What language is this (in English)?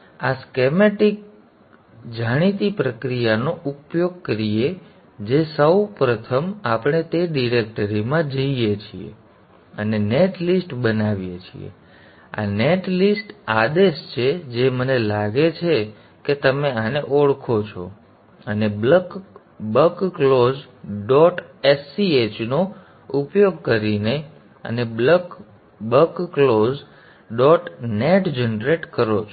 Gujarati